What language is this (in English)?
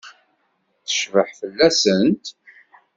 Kabyle